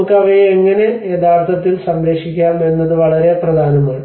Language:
Malayalam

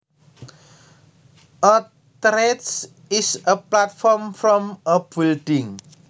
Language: Javanese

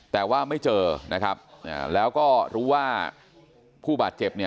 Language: Thai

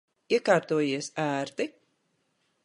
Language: Latvian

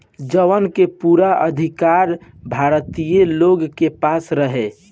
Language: Bhojpuri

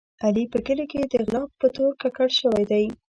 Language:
Pashto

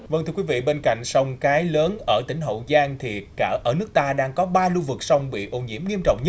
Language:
Vietnamese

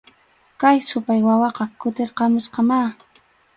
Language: Arequipa-La Unión Quechua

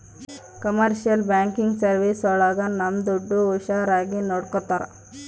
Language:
Kannada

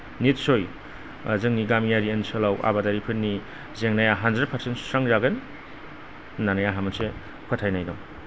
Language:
Bodo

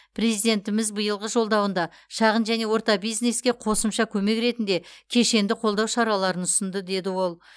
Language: Kazakh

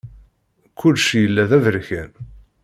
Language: Kabyle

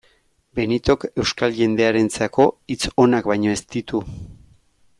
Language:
Basque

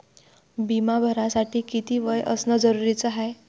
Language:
Marathi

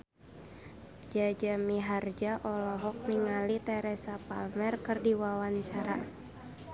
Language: Sundanese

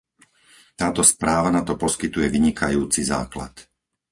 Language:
Slovak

